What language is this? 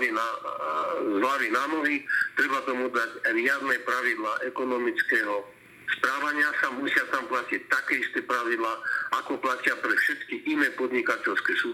Slovak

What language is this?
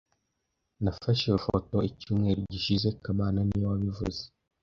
Kinyarwanda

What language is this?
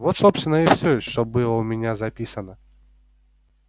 Russian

